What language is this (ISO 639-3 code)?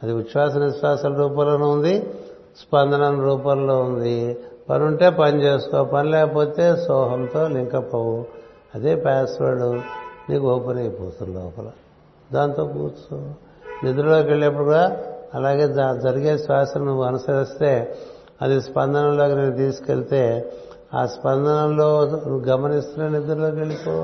tel